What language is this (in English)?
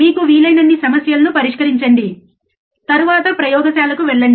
Telugu